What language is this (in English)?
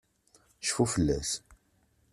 Kabyle